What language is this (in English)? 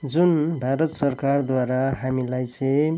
Nepali